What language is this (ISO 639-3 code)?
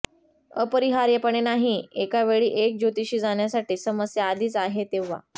mar